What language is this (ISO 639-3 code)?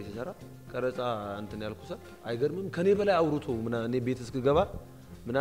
ara